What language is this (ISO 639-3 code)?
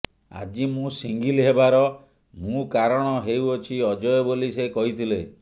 ori